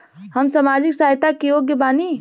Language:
Bhojpuri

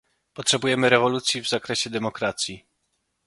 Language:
Polish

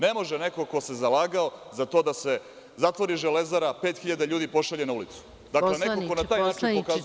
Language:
Serbian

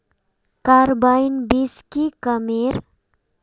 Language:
Magahi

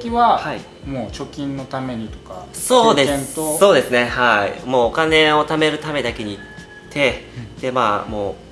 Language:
Japanese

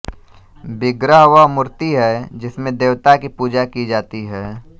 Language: Hindi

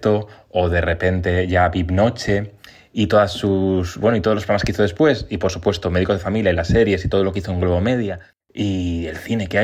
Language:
Spanish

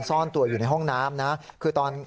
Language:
Thai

